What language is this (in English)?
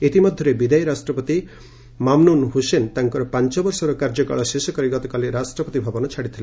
Odia